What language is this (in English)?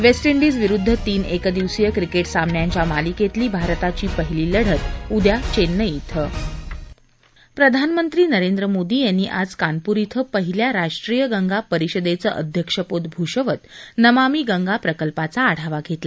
Marathi